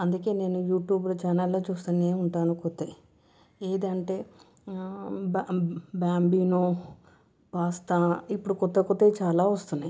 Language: Telugu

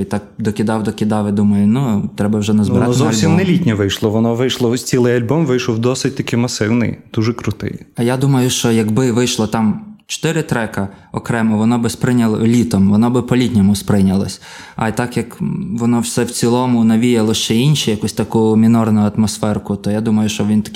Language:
Ukrainian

